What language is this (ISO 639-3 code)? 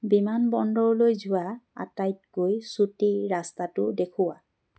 asm